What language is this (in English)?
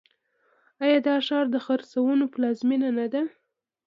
Pashto